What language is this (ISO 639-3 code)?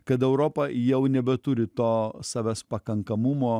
lit